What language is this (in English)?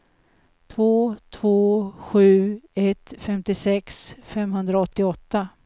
Swedish